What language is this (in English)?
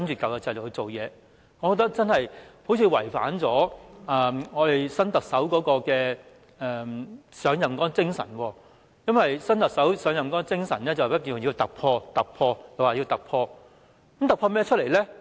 Cantonese